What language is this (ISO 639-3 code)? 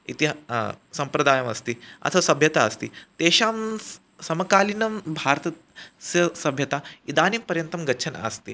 san